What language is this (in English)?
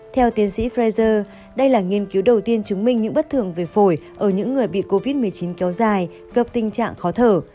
Vietnamese